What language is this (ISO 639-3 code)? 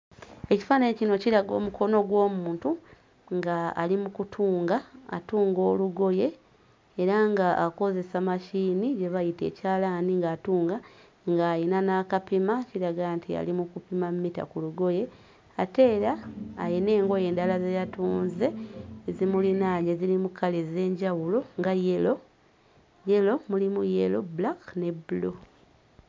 lug